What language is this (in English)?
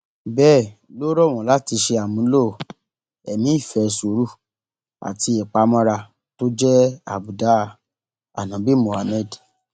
Yoruba